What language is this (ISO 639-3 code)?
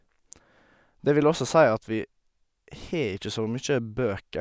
nor